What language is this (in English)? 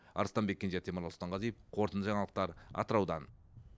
Kazakh